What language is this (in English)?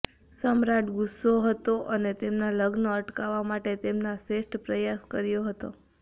Gujarati